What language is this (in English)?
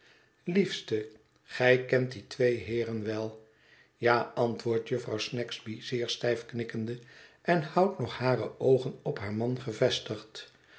Dutch